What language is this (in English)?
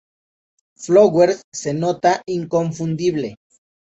Spanish